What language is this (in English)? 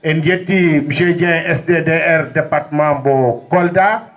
Fula